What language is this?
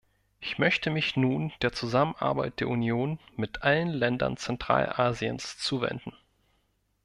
German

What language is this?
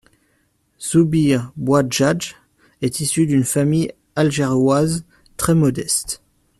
French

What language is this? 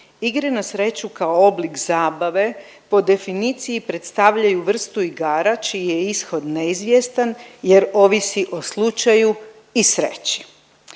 Croatian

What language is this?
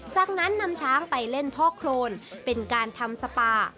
Thai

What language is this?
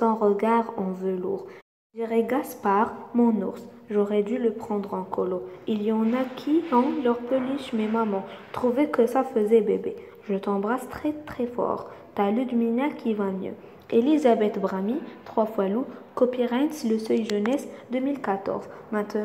French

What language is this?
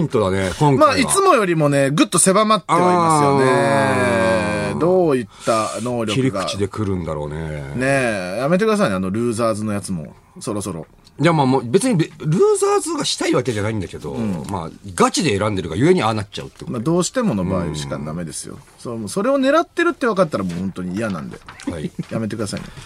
Japanese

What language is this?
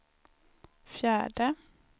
Swedish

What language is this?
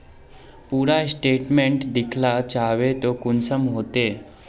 Magahi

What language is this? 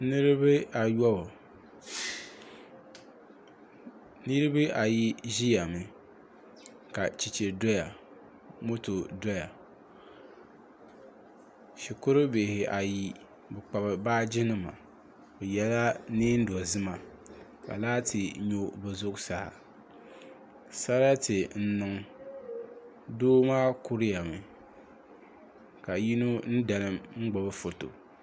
Dagbani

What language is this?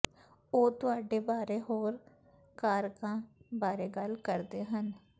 Punjabi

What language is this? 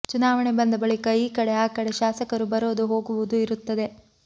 Kannada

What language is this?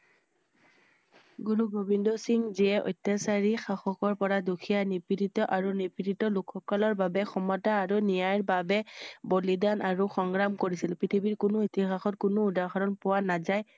Assamese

